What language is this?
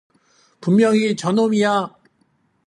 Korean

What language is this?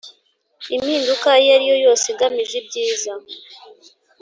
Kinyarwanda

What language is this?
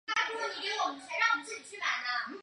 Chinese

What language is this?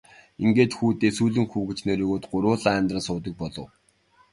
Mongolian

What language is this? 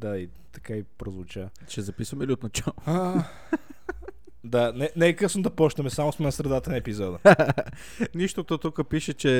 Bulgarian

